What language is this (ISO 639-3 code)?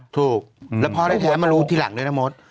tha